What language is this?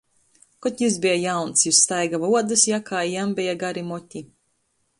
Latgalian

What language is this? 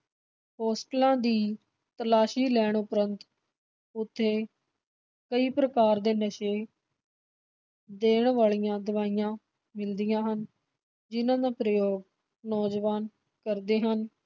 Punjabi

